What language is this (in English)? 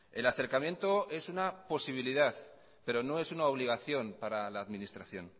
Spanish